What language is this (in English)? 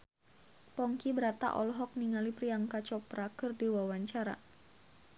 Sundanese